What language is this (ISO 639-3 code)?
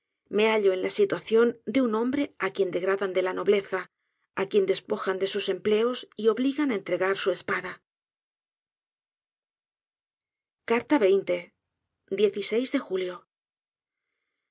spa